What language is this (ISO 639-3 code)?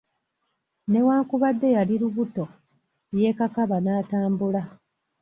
lug